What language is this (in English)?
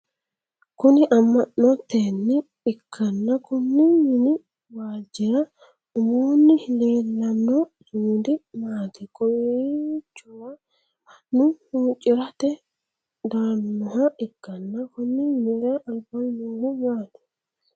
Sidamo